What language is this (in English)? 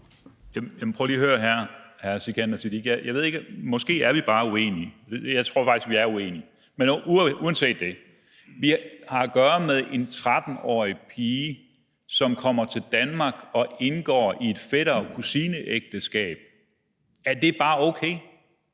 Danish